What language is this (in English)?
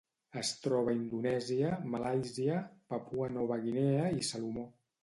Catalan